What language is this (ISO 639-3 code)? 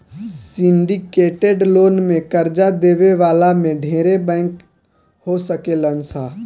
bho